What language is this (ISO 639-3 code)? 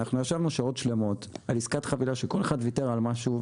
heb